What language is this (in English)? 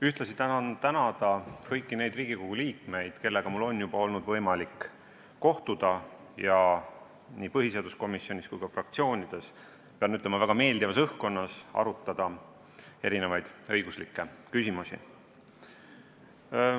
Estonian